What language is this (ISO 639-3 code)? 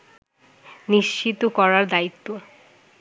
ben